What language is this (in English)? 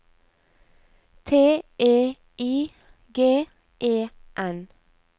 Norwegian